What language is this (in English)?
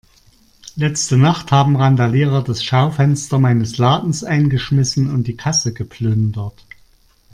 German